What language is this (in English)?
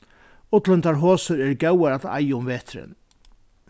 Faroese